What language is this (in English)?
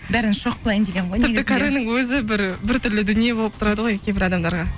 Kazakh